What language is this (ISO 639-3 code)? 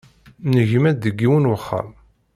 kab